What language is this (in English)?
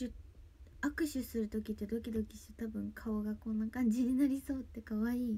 Japanese